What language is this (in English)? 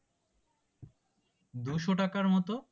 Bangla